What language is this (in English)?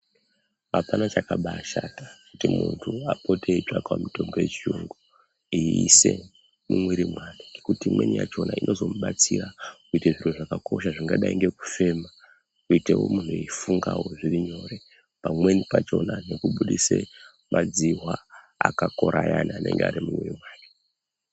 Ndau